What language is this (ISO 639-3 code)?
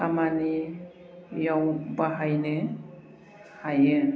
brx